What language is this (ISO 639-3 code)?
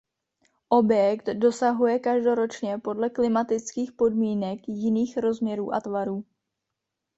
ces